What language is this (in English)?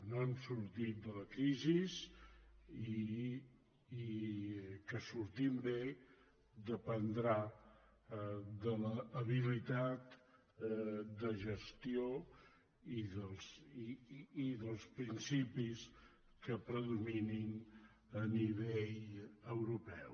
Catalan